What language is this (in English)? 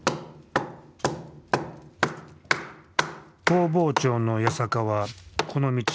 Japanese